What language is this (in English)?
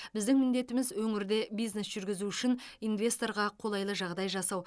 Kazakh